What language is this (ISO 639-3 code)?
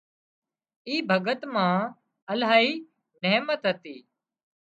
kxp